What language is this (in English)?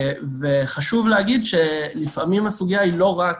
Hebrew